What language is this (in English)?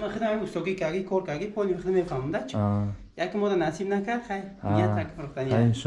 Turkish